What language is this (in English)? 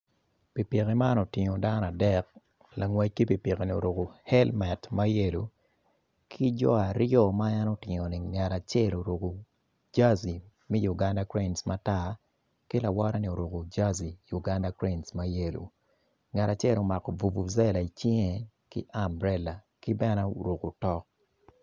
Acoli